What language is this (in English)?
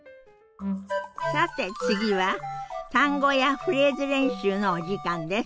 Japanese